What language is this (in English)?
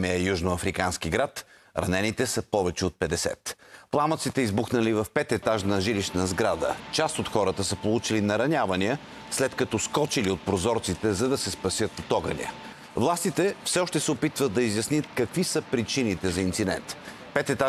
Bulgarian